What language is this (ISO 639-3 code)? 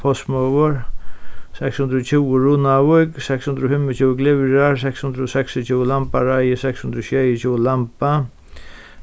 fao